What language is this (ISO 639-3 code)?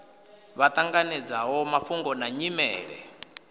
ven